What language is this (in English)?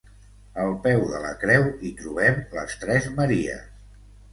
Catalan